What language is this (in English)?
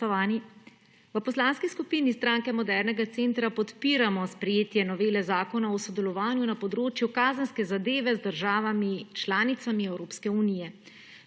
Slovenian